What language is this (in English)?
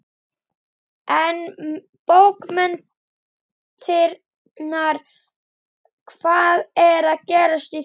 Icelandic